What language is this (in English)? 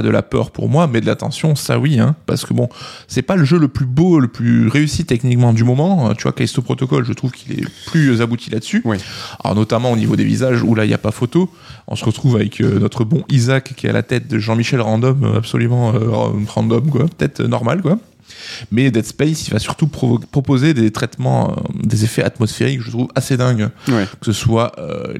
French